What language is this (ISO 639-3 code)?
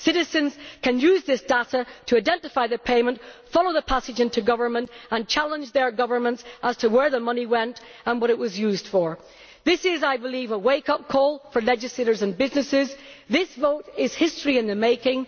eng